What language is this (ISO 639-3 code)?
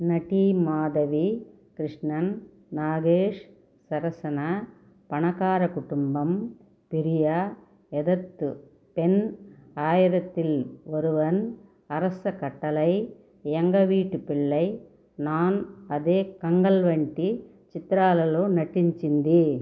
tel